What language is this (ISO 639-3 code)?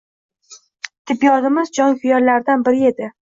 uzb